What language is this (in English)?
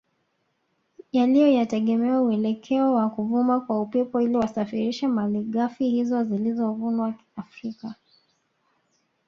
Swahili